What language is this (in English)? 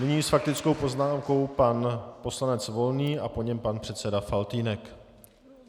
Czech